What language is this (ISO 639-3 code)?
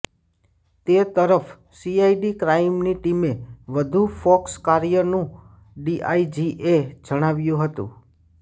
guj